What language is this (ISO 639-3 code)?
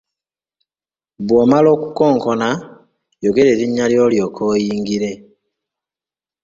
lug